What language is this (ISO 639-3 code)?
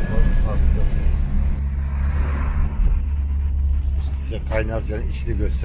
tur